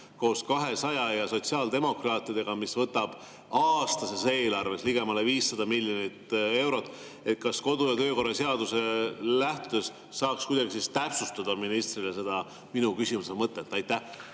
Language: Estonian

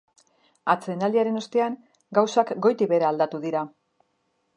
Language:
Basque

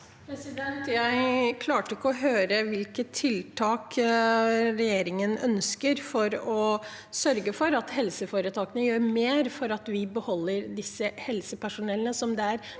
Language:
Norwegian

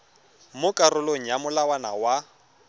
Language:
Tswana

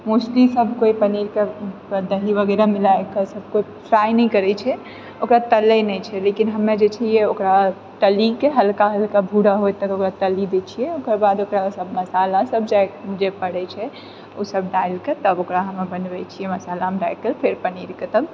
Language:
Maithili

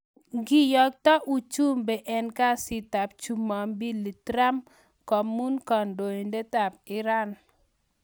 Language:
Kalenjin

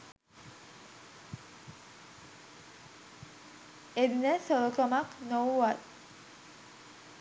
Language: Sinhala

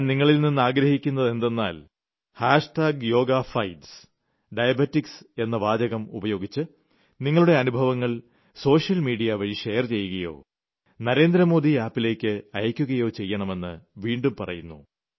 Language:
Malayalam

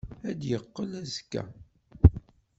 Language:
Kabyle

